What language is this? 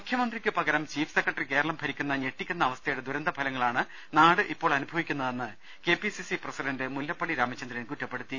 Malayalam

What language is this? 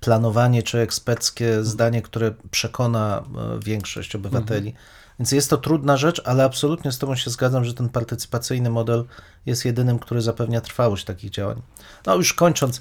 Polish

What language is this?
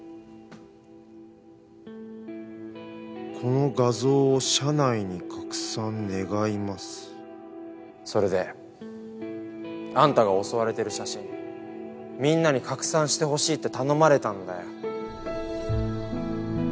Japanese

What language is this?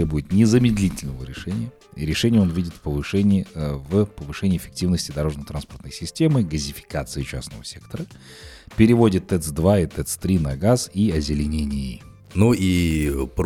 Russian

